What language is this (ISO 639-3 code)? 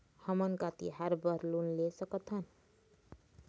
hne